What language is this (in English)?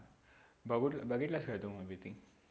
Marathi